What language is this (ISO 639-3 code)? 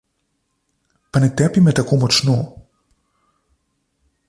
slv